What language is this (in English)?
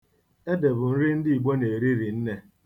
Igbo